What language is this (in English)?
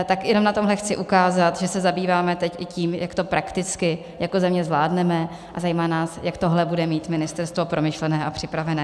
Czech